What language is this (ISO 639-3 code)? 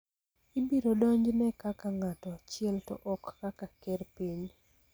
luo